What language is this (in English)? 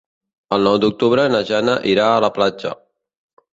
Catalan